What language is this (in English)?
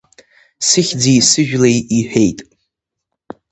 Abkhazian